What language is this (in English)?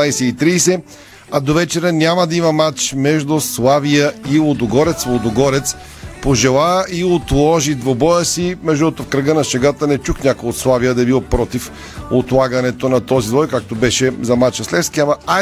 Bulgarian